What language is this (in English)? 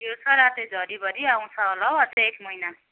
Nepali